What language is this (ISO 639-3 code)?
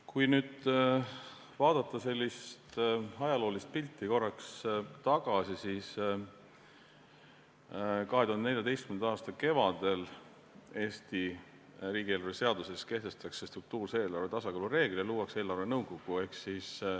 est